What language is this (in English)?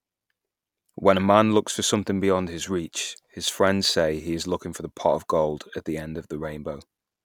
English